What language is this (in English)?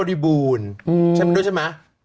Thai